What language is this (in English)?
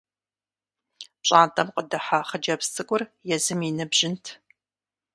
Kabardian